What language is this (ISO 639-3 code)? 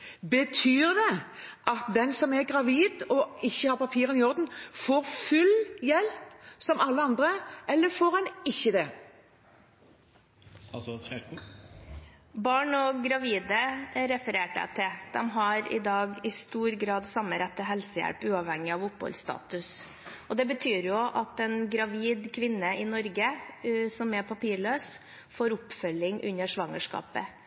nor